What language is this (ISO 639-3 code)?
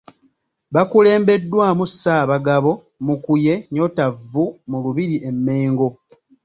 lug